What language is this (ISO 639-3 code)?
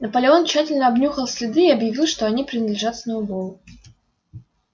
rus